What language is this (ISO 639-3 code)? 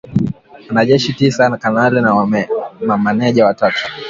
swa